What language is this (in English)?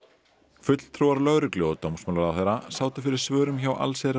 Icelandic